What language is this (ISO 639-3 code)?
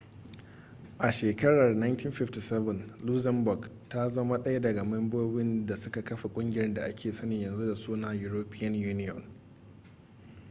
hau